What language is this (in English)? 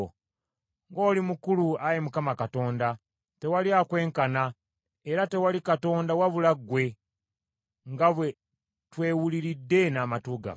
Ganda